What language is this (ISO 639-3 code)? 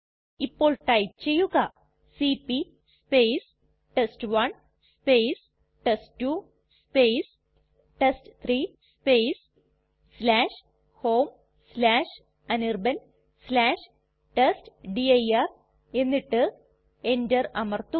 mal